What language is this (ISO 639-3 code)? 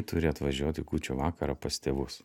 lit